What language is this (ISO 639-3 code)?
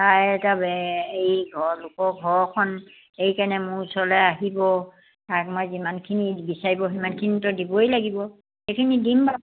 asm